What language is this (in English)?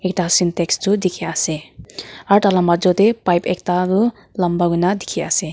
Naga Pidgin